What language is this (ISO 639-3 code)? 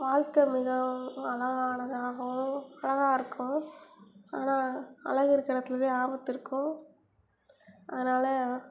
tam